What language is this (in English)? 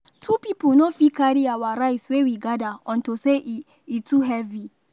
Nigerian Pidgin